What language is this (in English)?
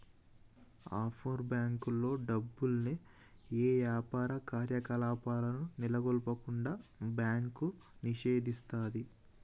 Telugu